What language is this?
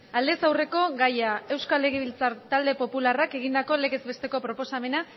Basque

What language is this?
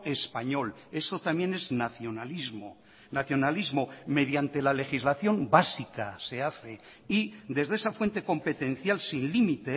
Spanish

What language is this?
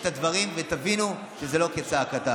Hebrew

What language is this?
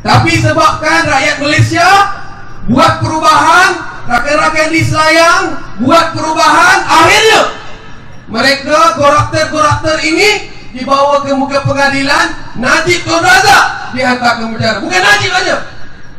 Malay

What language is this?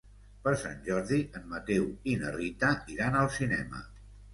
Catalan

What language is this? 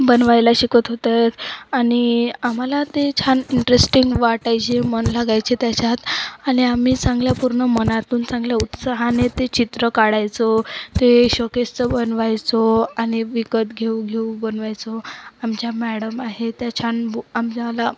Marathi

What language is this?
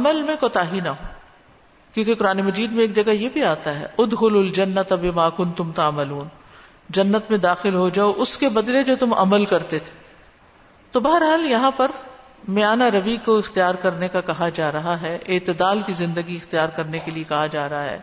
Urdu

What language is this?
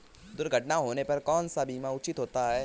Hindi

